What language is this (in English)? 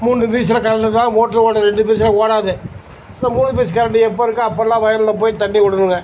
Tamil